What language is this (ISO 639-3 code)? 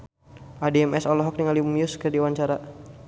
sun